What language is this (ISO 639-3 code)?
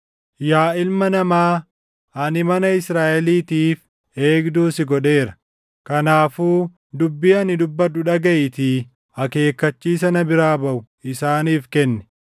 orm